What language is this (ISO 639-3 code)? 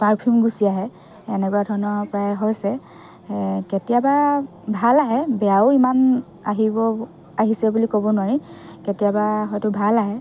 asm